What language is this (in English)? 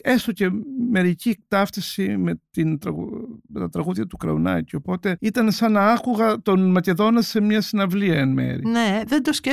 Greek